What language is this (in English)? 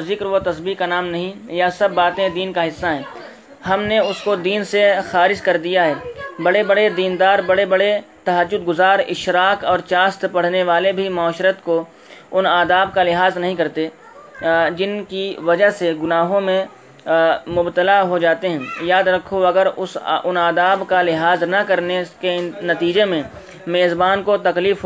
Urdu